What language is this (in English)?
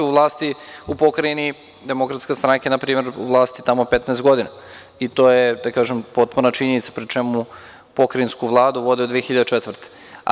Serbian